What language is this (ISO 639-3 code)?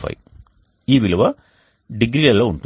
tel